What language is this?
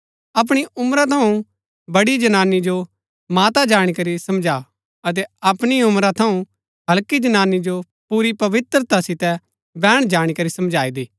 Gaddi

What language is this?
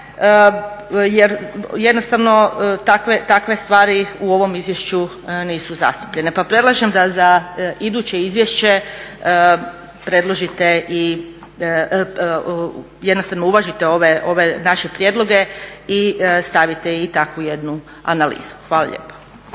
Croatian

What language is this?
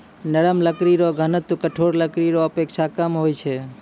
Maithili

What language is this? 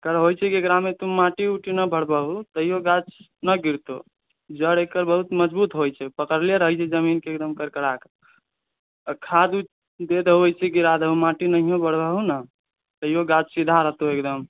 Maithili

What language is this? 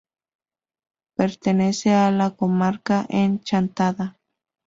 Spanish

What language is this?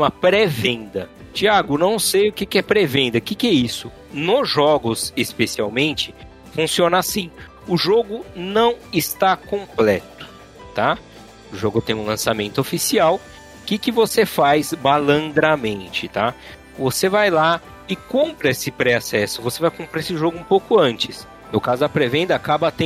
Portuguese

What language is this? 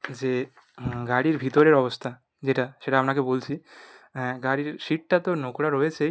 Bangla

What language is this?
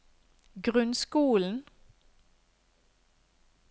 Norwegian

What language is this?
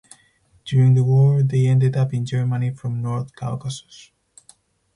English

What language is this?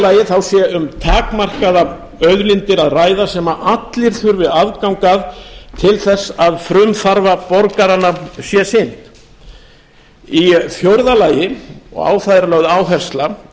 Icelandic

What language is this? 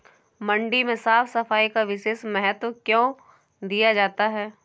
Hindi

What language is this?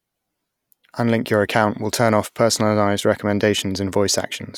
English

